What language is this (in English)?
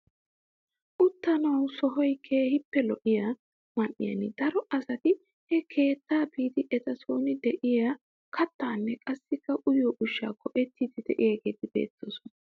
Wolaytta